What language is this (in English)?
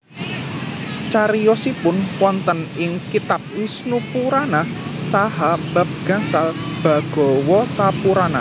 Javanese